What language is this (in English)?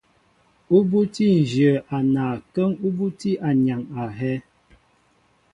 Mbo (Cameroon)